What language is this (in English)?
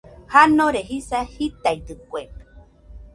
Nüpode Huitoto